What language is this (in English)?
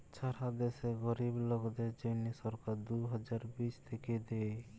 Bangla